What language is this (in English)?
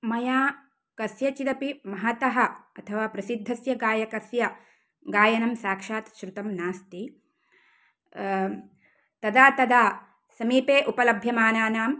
Sanskrit